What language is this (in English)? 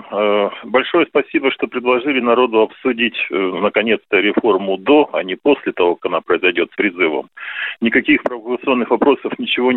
Russian